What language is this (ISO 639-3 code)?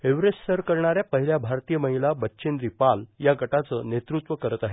mar